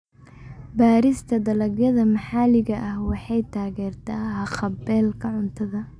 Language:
Somali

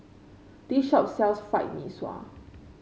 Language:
English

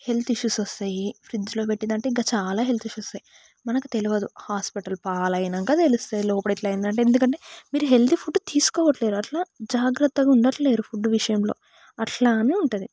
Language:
Telugu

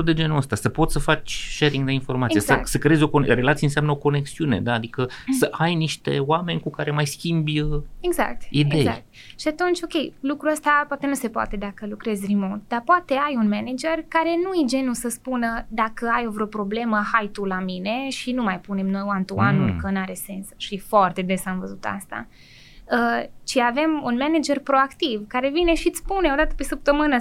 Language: Romanian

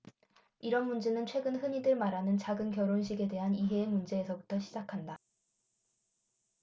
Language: Korean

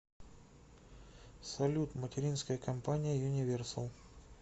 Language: Russian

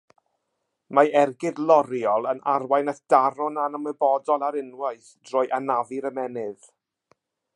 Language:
Welsh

